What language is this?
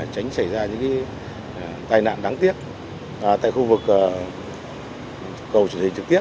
Vietnamese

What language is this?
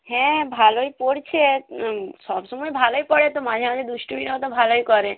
Bangla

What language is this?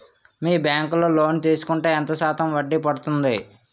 Telugu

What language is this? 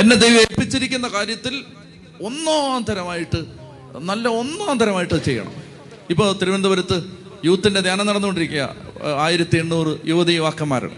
Malayalam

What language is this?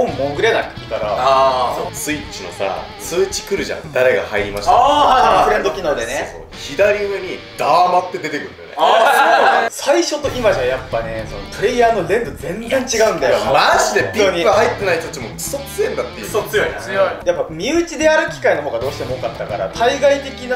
Japanese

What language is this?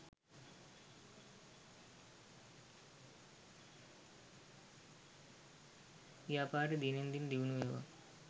Sinhala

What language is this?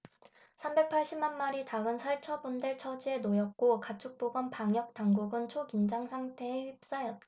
Korean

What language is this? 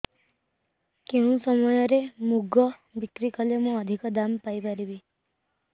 Odia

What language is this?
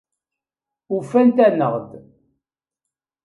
Kabyle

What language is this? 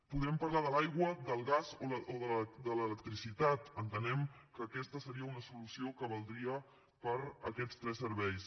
Catalan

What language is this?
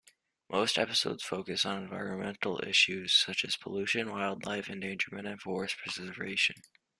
English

